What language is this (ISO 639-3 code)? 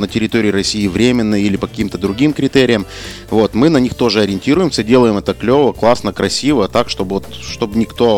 rus